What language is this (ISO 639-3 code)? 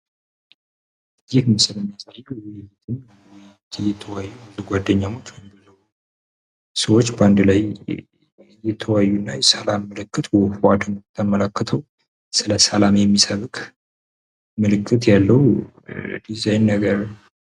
amh